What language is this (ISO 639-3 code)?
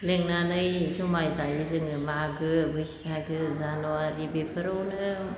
brx